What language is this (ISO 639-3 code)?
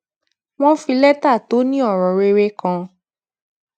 yor